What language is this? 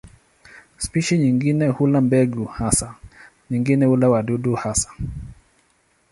Swahili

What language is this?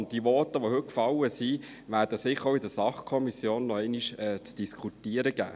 Swiss German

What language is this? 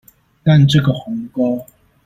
Chinese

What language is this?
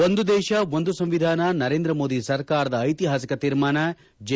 Kannada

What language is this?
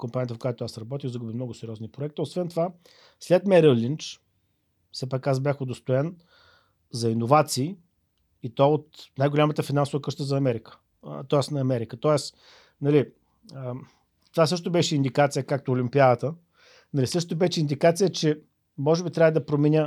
Bulgarian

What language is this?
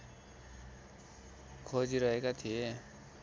Nepali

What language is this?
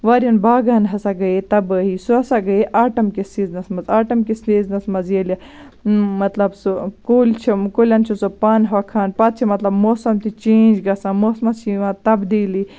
Kashmiri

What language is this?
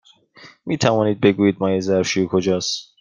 Persian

